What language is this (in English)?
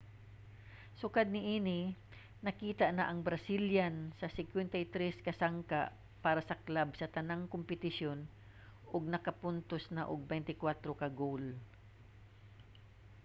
Cebuano